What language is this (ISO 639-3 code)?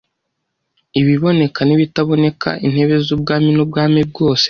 kin